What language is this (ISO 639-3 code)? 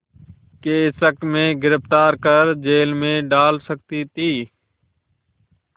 hin